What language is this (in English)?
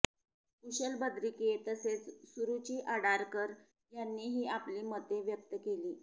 Marathi